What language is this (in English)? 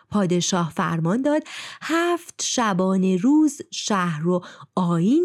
Persian